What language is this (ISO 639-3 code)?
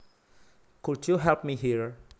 jav